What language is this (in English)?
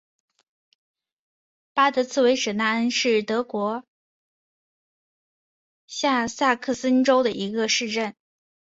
Chinese